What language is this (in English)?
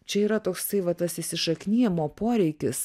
Lithuanian